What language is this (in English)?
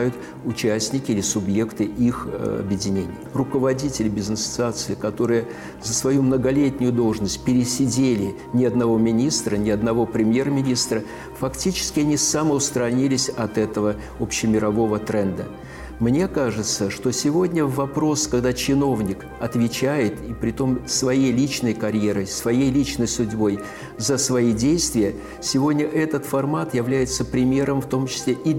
Russian